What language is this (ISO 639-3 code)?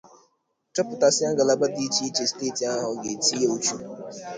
ibo